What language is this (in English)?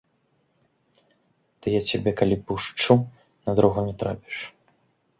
Belarusian